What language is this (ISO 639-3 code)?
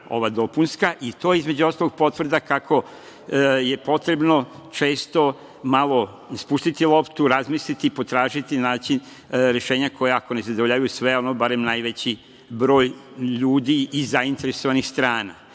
srp